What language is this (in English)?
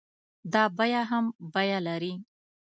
Pashto